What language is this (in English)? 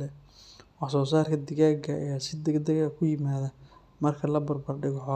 Somali